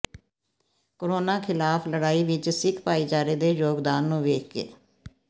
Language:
Punjabi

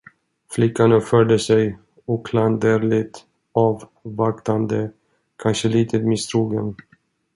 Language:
Swedish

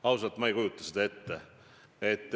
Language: Estonian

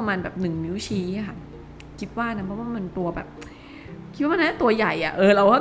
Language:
Thai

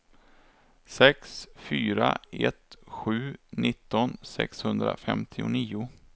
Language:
Swedish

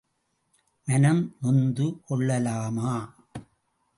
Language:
Tamil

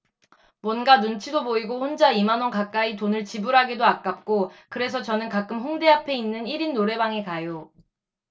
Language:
Korean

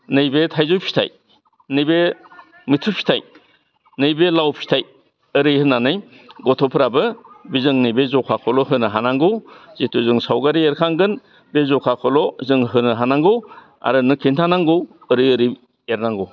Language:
Bodo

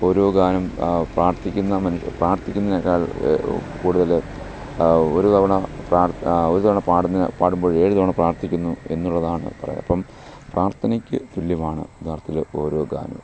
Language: Malayalam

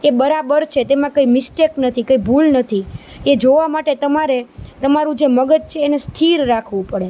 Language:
Gujarati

